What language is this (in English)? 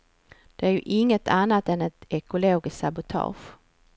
Swedish